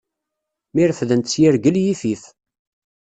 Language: Kabyle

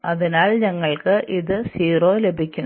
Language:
Malayalam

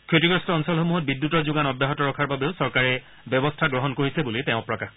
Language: Assamese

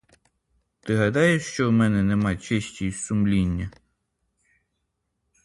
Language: Ukrainian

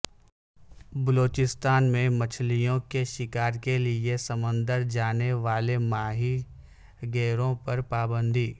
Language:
Urdu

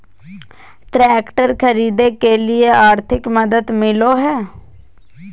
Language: Magahi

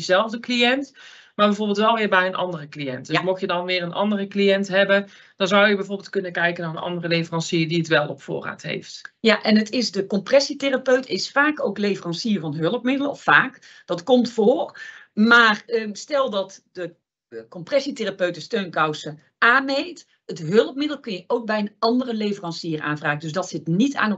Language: Dutch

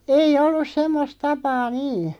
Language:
Finnish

